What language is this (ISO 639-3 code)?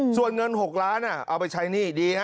tha